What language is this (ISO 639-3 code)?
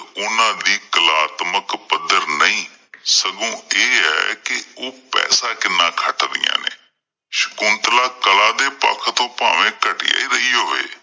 pan